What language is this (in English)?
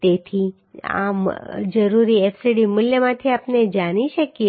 Gujarati